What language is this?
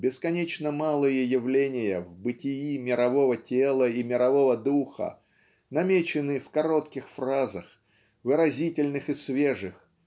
Russian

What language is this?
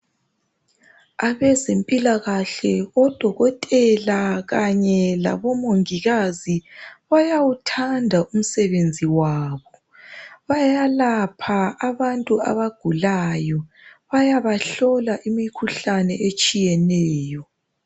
North Ndebele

